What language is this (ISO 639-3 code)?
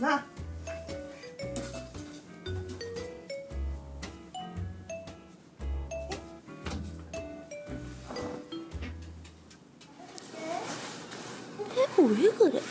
kor